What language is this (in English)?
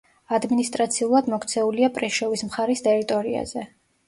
Georgian